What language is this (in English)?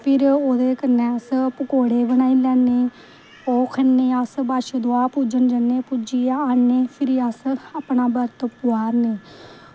Dogri